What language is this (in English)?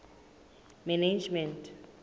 Southern Sotho